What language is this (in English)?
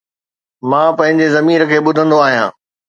Sindhi